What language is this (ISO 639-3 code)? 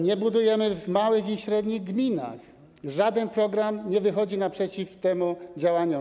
pol